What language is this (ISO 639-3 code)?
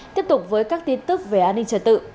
vie